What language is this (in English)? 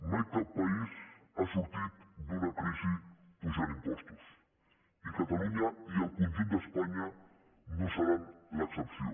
Catalan